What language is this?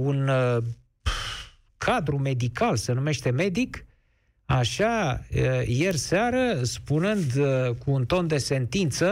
Romanian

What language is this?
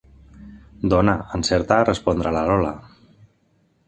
Catalan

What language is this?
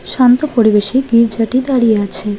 Bangla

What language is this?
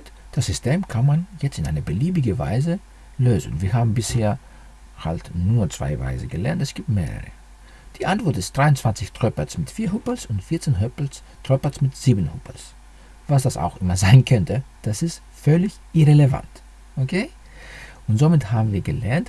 German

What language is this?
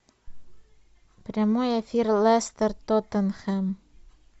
Russian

